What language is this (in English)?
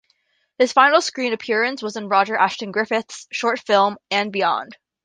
English